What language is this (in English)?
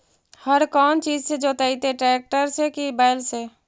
Magahi